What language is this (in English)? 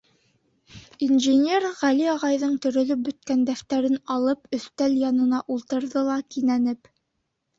Bashkir